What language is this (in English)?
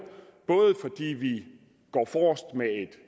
Danish